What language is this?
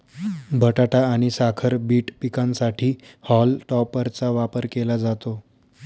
Marathi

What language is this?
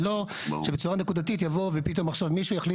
Hebrew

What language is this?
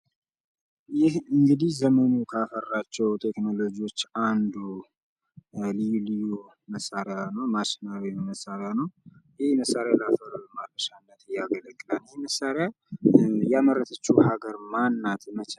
Amharic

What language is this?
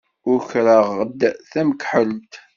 Kabyle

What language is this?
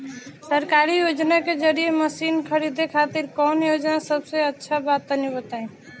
Bhojpuri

